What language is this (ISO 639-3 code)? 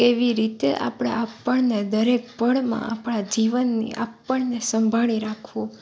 guj